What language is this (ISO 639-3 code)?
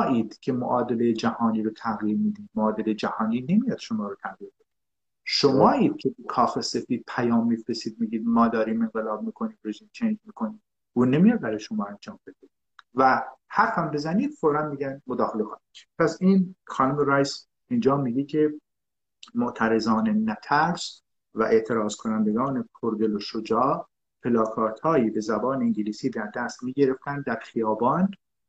fas